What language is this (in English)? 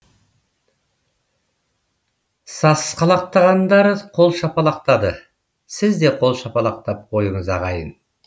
Kazakh